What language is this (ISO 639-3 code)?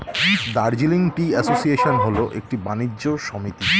ben